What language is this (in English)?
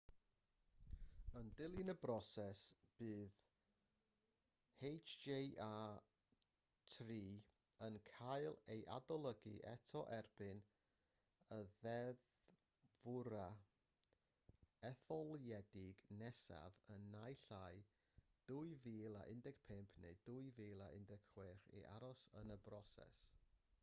Welsh